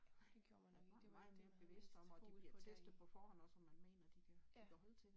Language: Danish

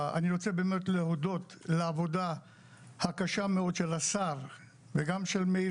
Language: Hebrew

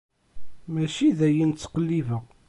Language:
Kabyle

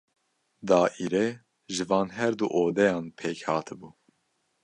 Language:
Kurdish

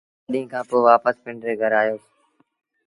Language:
Sindhi Bhil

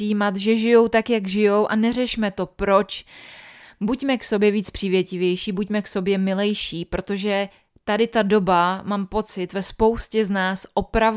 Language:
Czech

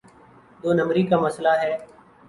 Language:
Urdu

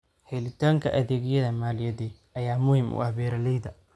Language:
Somali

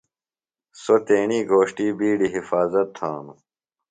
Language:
Phalura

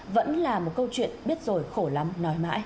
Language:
Vietnamese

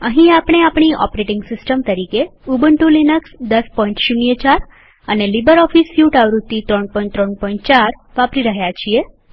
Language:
Gujarati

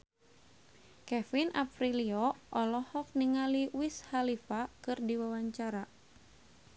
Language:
Sundanese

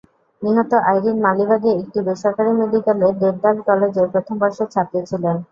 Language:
Bangla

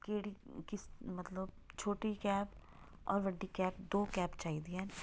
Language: Punjabi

